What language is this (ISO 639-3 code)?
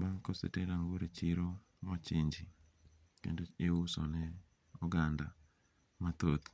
luo